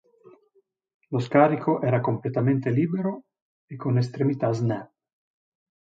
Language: Italian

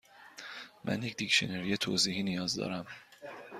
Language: Persian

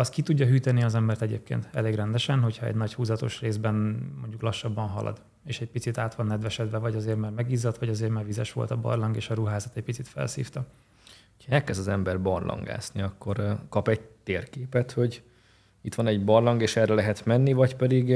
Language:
Hungarian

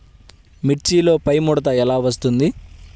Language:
Telugu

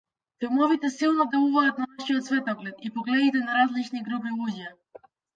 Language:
Macedonian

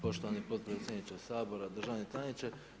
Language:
Croatian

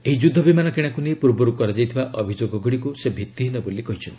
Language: Odia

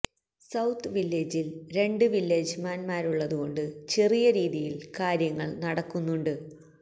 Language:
Malayalam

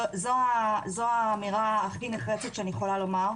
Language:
Hebrew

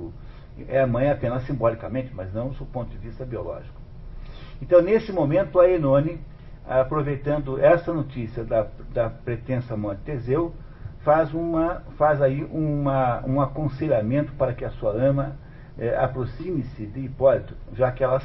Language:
Portuguese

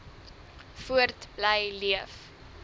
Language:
Afrikaans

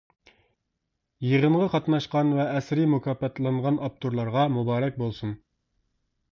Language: Uyghur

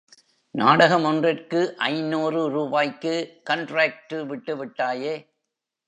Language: Tamil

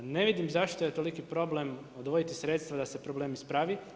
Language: Croatian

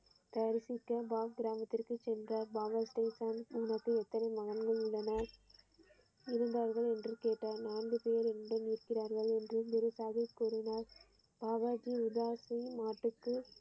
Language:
Tamil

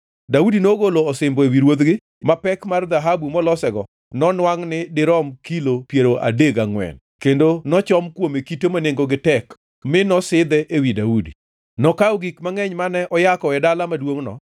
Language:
Luo (Kenya and Tanzania)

